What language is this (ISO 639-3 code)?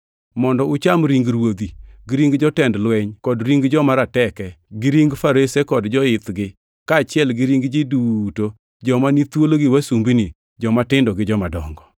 luo